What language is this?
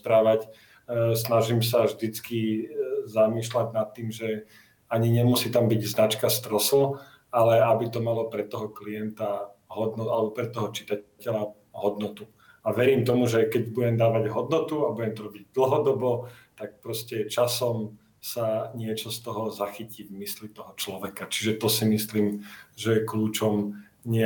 Slovak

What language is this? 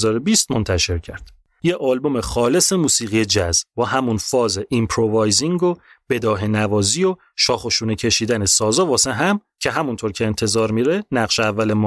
Persian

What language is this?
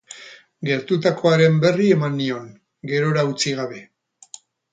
Basque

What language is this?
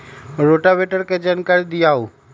Magahi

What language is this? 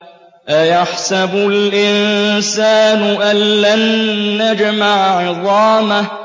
Arabic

